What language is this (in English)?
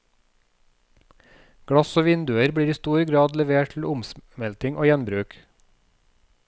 Norwegian